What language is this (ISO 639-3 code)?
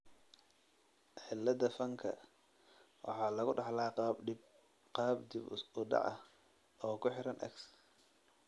som